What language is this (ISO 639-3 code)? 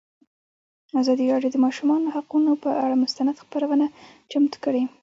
pus